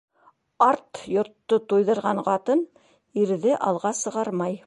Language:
Bashkir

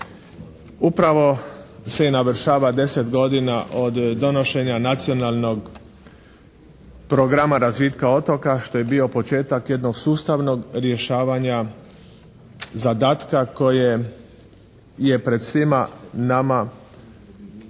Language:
Croatian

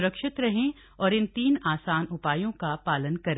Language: Hindi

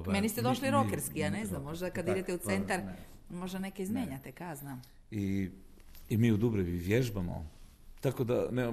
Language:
Croatian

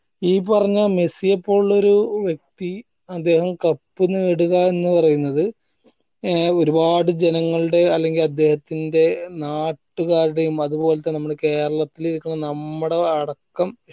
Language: Malayalam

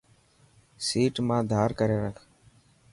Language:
Dhatki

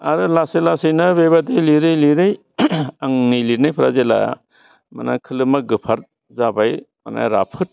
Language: Bodo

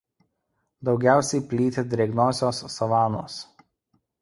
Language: Lithuanian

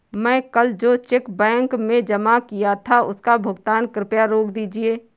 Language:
Hindi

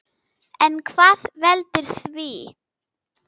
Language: Icelandic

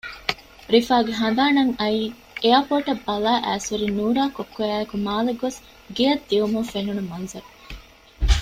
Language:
Divehi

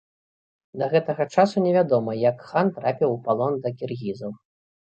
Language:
Belarusian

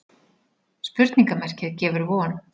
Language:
Icelandic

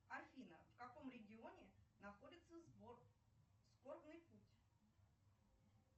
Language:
Russian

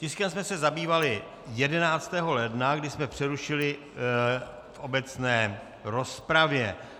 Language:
Czech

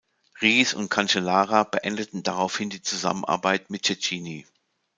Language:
German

